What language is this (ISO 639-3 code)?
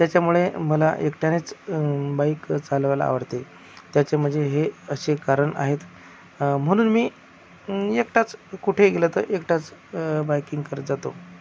mar